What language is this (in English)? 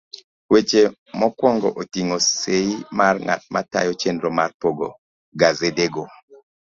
Luo (Kenya and Tanzania)